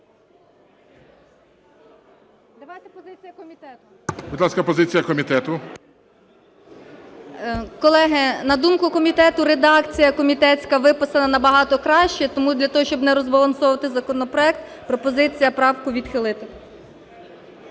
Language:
Ukrainian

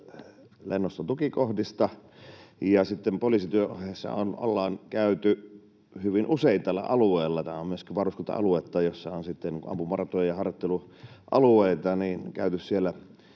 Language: Finnish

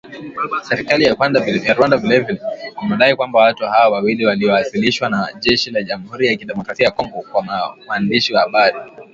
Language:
Swahili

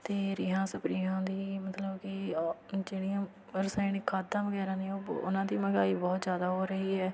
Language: Punjabi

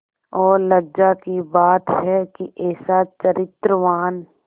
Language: Hindi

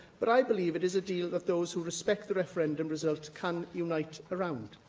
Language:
English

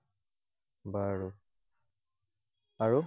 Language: Assamese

